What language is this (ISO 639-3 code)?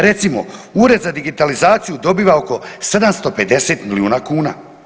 hrv